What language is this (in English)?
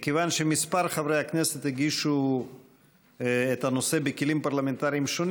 Hebrew